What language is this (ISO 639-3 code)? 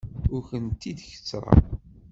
kab